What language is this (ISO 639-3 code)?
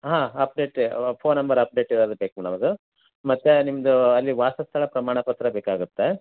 kan